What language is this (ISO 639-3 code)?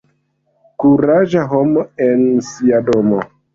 epo